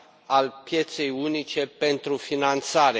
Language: Romanian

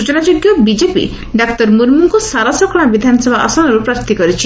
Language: Odia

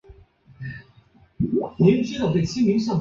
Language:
Chinese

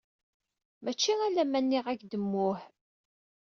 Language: Kabyle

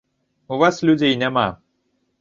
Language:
Belarusian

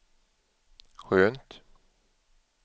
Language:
Swedish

